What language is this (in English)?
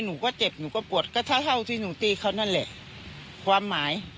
Thai